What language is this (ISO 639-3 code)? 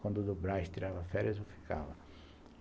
por